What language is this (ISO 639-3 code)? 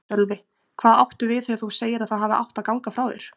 isl